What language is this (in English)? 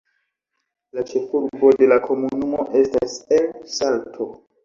Esperanto